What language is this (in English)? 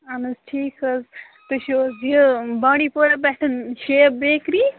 Kashmiri